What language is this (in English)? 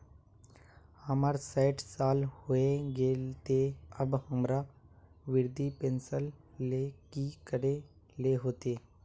Magahi